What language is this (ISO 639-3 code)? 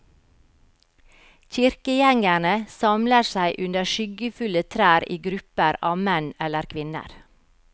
nor